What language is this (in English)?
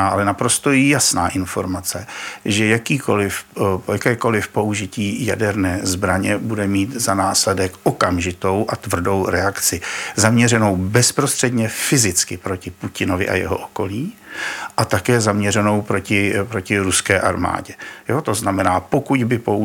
Czech